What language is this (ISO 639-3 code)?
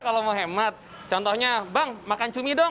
ind